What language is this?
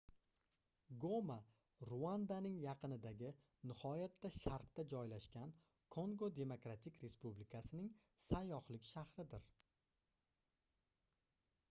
Uzbek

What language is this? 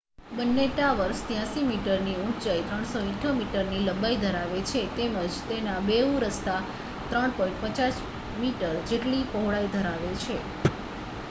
Gujarati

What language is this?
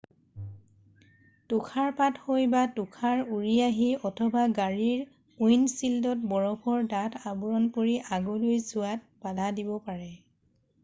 Assamese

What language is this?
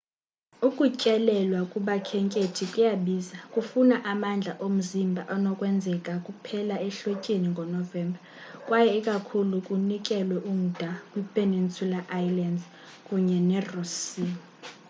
Xhosa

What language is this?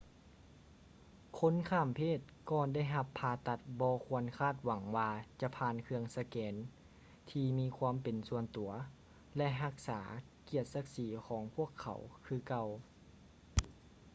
Lao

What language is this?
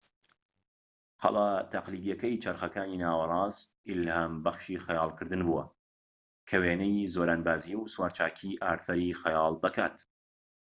Central Kurdish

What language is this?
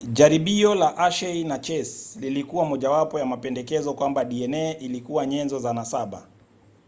Swahili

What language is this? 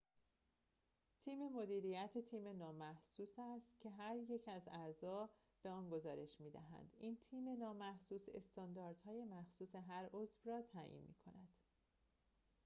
Persian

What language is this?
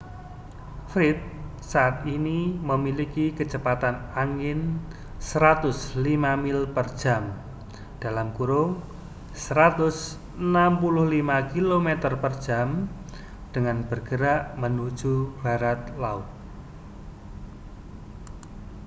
Indonesian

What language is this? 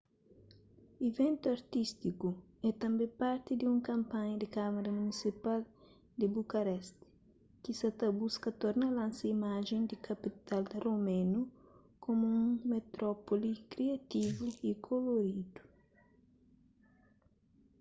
Kabuverdianu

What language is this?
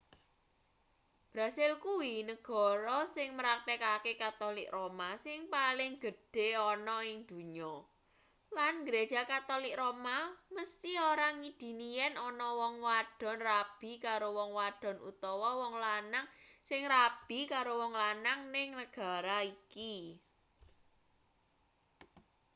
Javanese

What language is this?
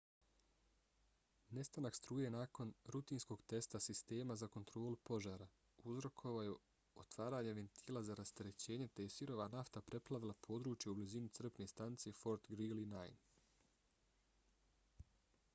Bosnian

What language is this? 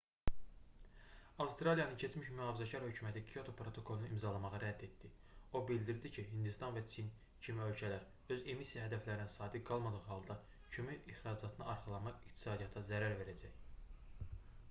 Azerbaijani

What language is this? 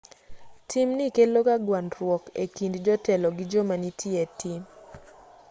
Luo (Kenya and Tanzania)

